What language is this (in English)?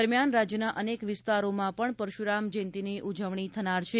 Gujarati